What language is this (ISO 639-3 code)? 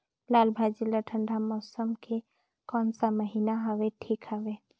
hne